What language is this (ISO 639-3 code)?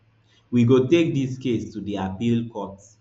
pcm